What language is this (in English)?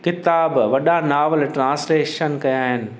Sindhi